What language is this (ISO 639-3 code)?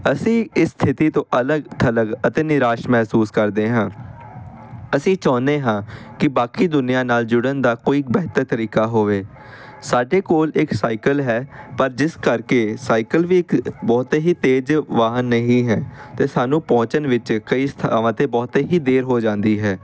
pan